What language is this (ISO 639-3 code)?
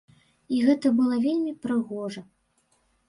bel